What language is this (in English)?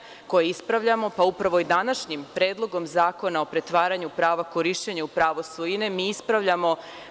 Serbian